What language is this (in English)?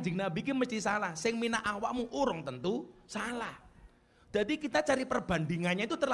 Indonesian